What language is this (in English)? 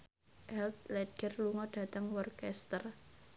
Javanese